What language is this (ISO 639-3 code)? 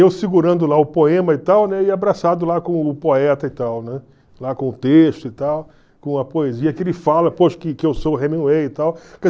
por